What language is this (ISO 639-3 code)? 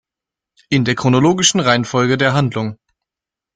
deu